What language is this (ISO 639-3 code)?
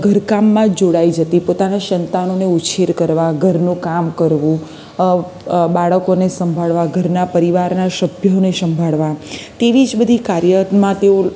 guj